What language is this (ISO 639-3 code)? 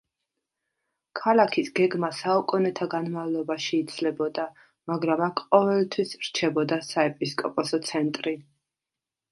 kat